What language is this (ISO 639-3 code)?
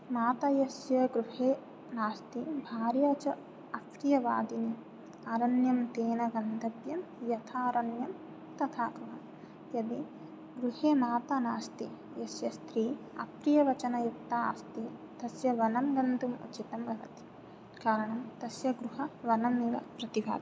san